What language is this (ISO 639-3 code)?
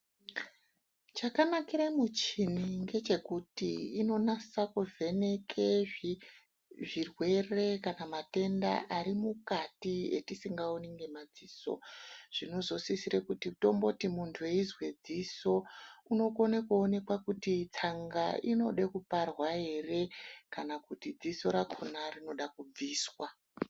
ndc